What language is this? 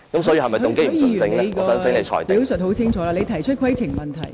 Cantonese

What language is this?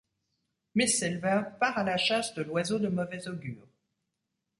French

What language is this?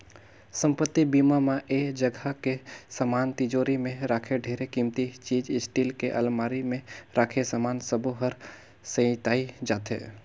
Chhattisgarhi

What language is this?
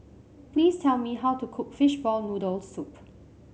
English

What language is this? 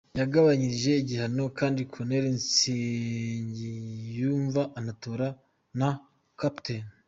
Kinyarwanda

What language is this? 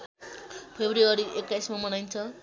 Nepali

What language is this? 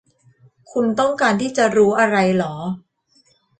Thai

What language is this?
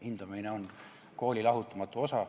Estonian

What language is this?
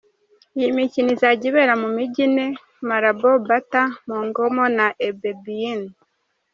Kinyarwanda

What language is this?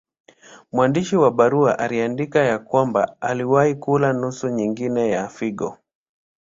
Swahili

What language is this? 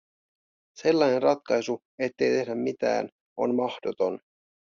Finnish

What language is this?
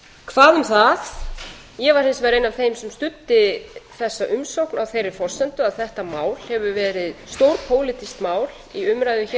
Icelandic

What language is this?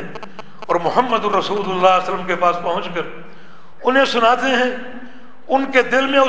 Urdu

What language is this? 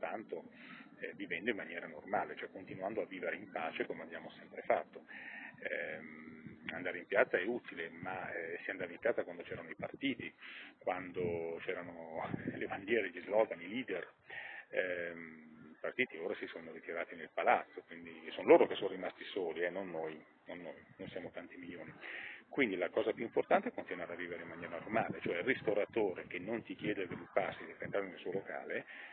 Italian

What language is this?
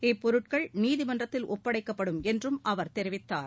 Tamil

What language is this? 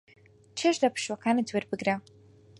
Central Kurdish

